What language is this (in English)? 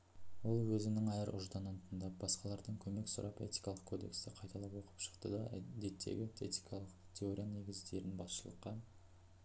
Kazakh